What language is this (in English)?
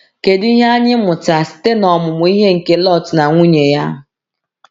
Igbo